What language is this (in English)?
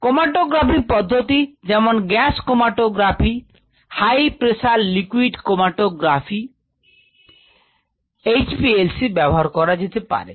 Bangla